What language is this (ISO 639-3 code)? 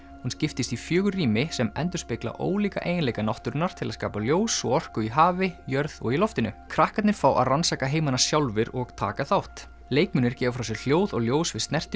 isl